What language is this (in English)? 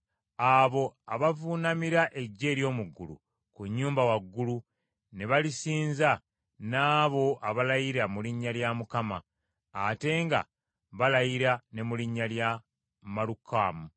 Ganda